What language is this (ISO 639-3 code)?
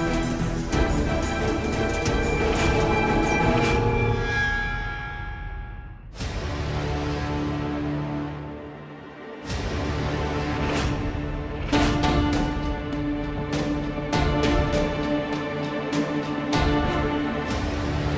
hin